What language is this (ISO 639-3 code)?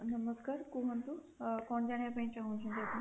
ori